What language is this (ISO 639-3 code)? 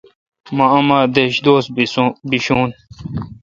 xka